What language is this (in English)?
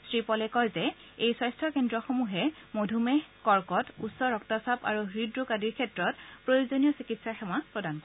Assamese